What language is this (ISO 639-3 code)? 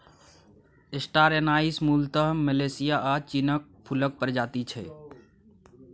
mai